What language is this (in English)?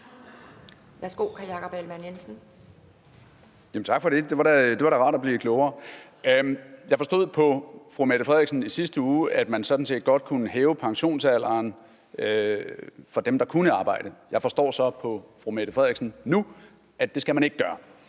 Danish